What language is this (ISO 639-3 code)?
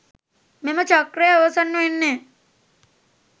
sin